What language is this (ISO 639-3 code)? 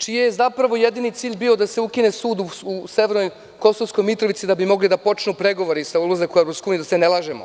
srp